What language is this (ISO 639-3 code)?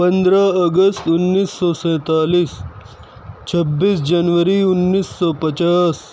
urd